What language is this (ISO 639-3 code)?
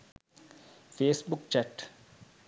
sin